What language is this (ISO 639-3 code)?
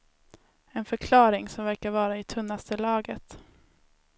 swe